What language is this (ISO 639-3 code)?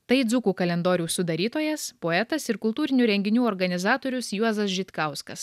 lit